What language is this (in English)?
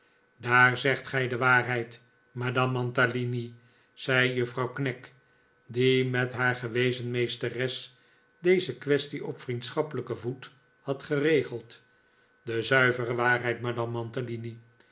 Dutch